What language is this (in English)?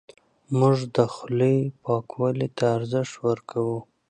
Pashto